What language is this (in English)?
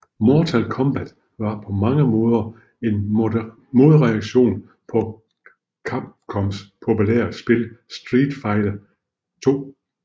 Danish